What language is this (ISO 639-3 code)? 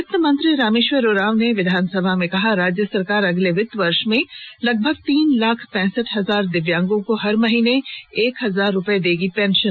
hin